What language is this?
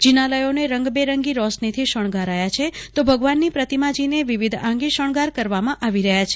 Gujarati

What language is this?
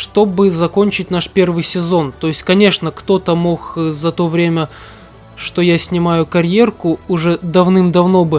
Russian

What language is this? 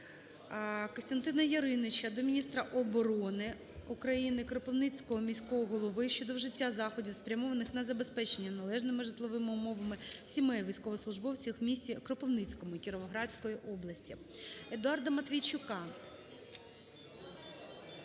Ukrainian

